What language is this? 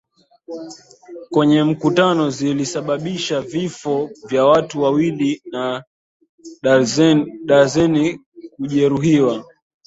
Swahili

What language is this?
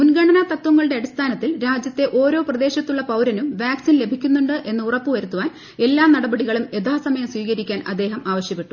Malayalam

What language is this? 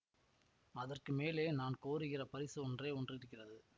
Tamil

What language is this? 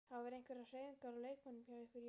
Icelandic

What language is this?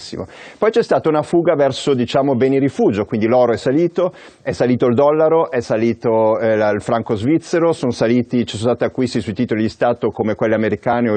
Italian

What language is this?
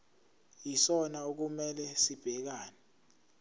Zulu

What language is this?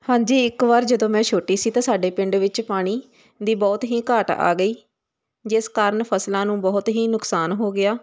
Punjabi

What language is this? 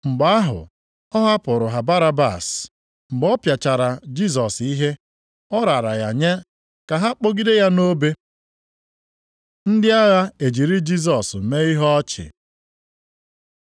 Igbo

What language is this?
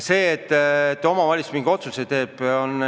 Estonian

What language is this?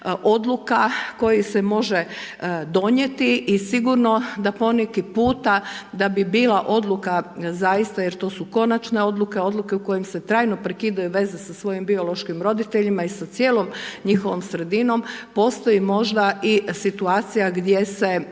Croatian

